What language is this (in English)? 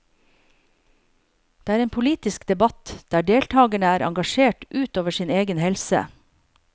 Norwegian